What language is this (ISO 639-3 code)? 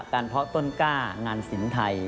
tha